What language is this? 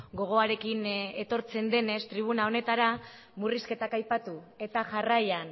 Basque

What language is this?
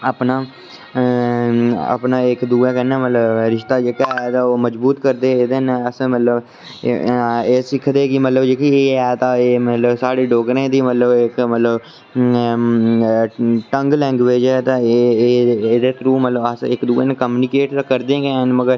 Dogri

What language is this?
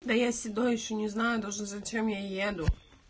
Russian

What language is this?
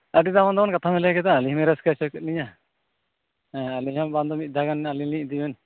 Santali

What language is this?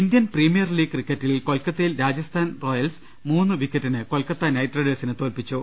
Malayalam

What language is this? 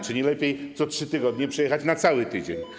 Polish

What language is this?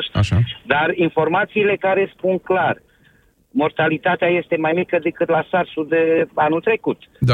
Romanian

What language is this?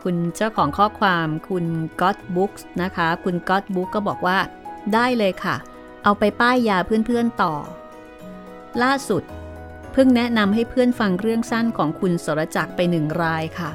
Thai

